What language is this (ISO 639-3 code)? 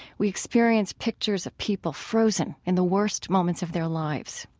eng